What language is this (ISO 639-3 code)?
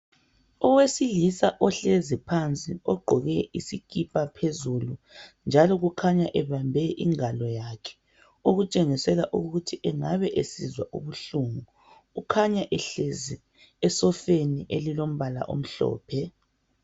nde